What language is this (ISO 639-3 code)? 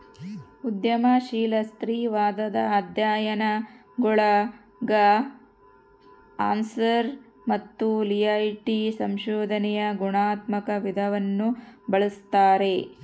kan